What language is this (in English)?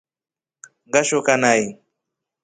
Rombo